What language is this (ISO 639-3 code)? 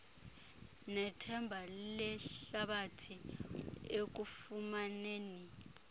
xho